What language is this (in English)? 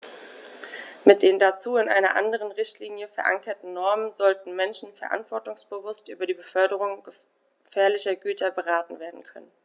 German